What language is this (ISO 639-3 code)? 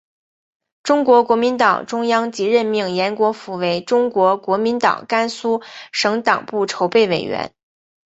zho